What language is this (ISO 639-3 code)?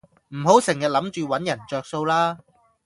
yue